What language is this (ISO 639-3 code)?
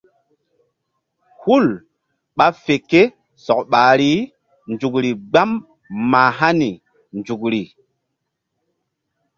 mdd